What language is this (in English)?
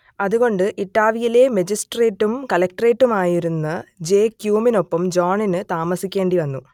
Malayalam